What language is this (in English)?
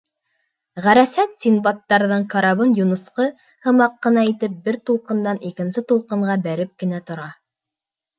Bashkir